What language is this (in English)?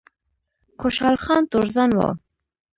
Pashto